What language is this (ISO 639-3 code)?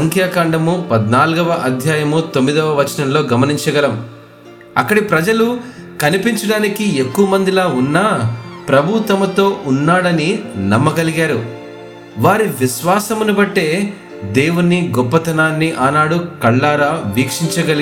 tel